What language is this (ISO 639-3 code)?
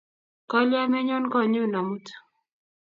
kln